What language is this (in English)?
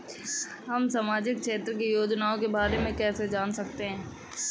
Hindi